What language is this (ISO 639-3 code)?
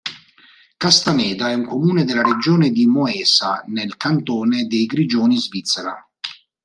ita